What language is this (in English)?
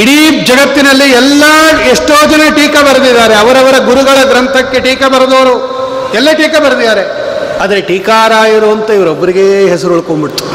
Kannada